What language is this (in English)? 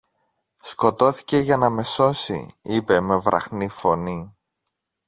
Greek